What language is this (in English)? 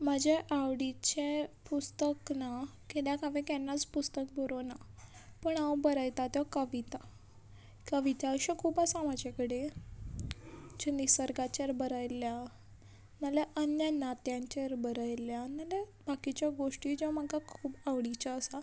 Konkani